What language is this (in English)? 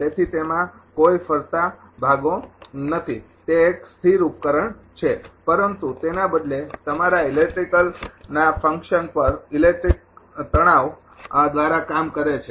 Gujarati